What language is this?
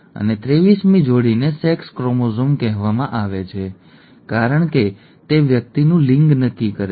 Gujarati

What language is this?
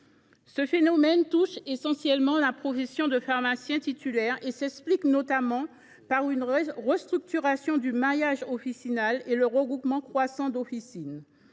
French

